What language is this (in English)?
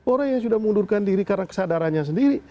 Indonesian